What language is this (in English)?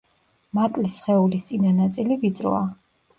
Georgian